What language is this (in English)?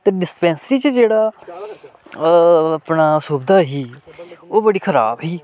Dogri